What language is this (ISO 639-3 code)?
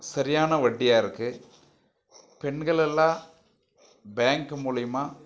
tam